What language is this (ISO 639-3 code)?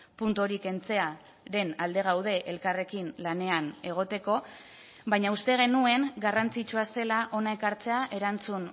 eus